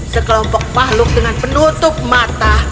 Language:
Indonesian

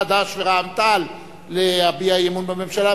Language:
Hebrew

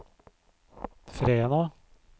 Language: Norwegian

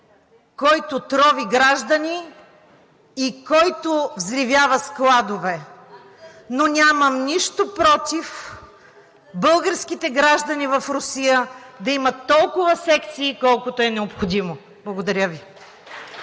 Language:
Bulgarian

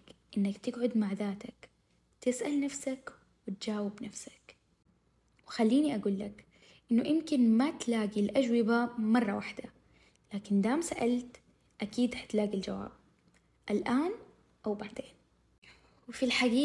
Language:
Arabic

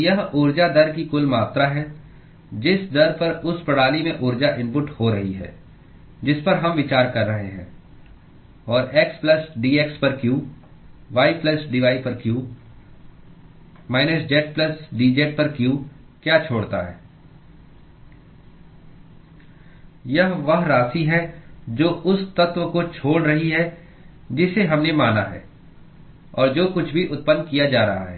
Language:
Hindi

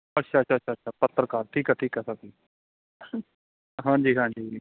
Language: Punjabi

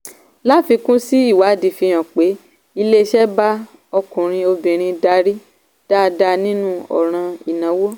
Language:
Yoruba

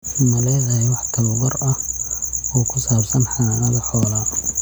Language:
Somali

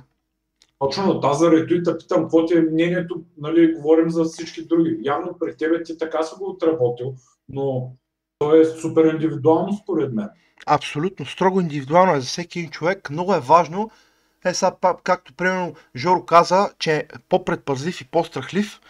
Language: Bulgarian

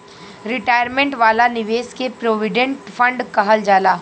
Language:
Bhojpuri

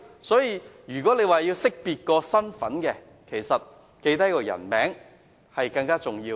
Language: Cantonese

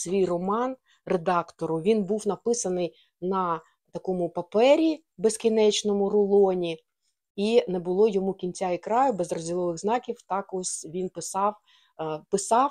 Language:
Ukrainian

